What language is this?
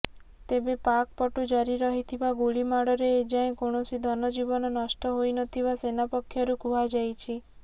Odia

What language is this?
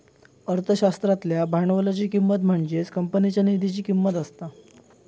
Marathi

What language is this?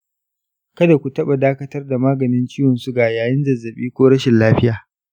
Hausa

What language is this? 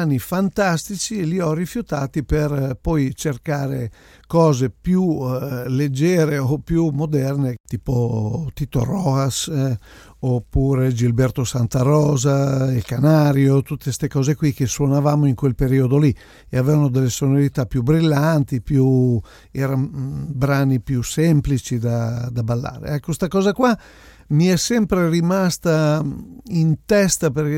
Italian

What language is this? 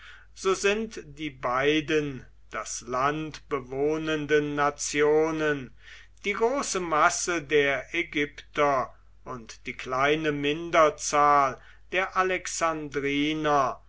German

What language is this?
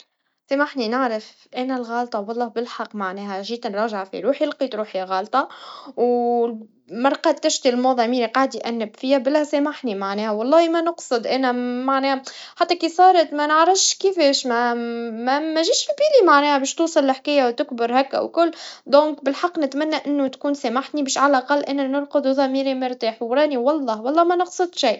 Tunisian Arabic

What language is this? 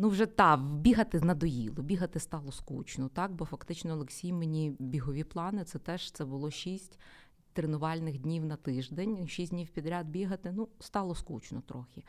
Ukrainian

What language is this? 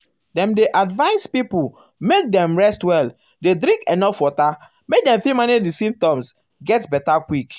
Nigerian Pidgin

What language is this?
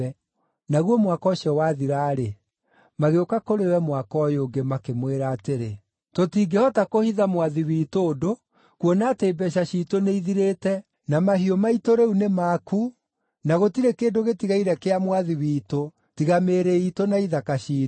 Kikuyu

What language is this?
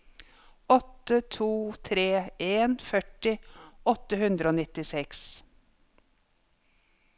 Norwegian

